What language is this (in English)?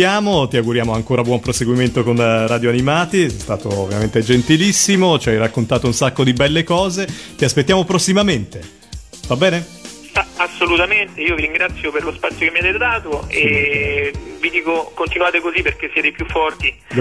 Italian